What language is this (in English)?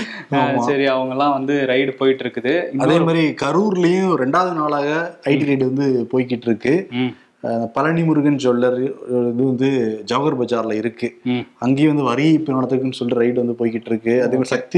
Tamil